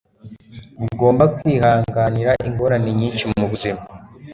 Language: Kinyarwanda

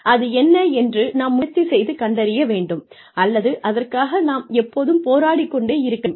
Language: Tamil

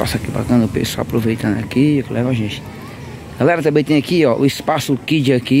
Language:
Portuguese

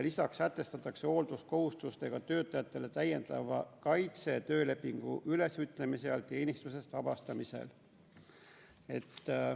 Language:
Estonian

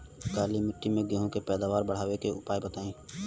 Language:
Bhojpuri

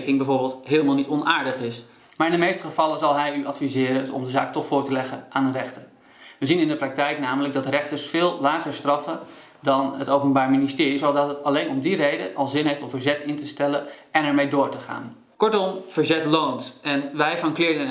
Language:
Dutch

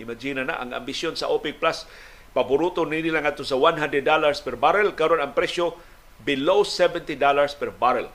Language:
Filipino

